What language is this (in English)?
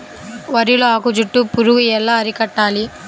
Telugu